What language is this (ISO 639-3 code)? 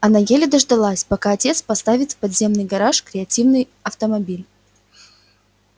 rus